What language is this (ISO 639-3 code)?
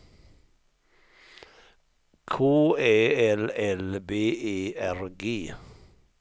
swe